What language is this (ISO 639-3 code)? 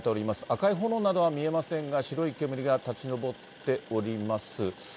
jpn